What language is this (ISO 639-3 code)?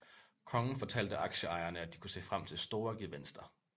dan